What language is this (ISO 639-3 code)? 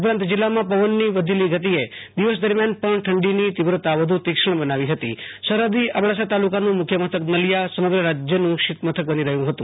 guj